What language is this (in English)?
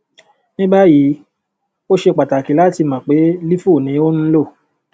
Yoruba